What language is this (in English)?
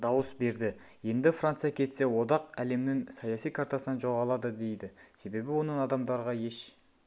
Kazakh